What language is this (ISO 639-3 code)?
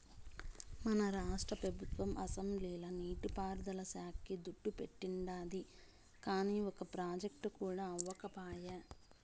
tel